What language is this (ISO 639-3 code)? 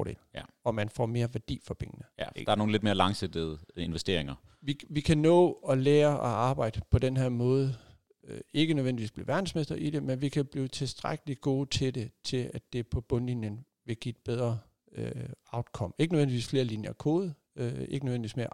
dan